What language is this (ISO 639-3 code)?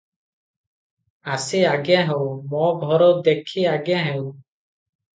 ori